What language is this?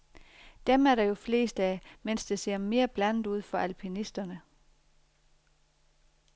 Danish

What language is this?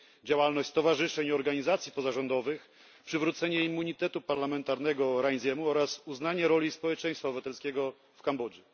Polish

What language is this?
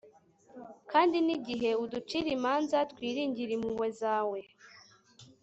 Kinyarwanda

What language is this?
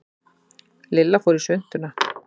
Icelandic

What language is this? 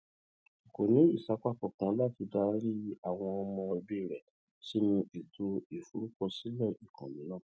Yoruba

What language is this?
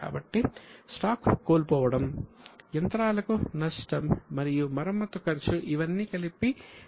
Telugu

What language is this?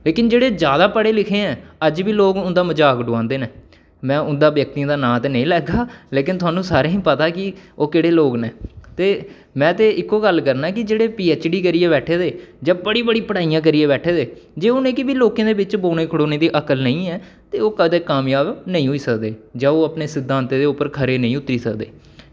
Dogri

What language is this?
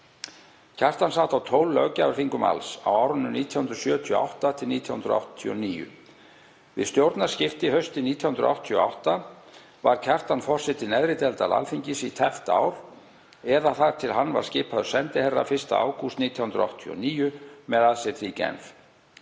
Icelandic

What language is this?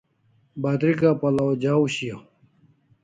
Kalasha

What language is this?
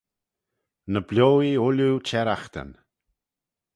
Manx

